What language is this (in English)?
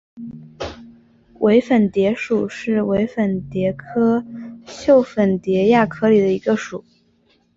Chinese